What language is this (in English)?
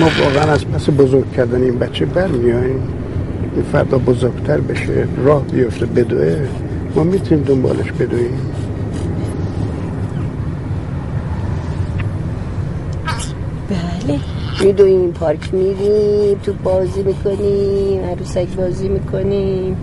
Persian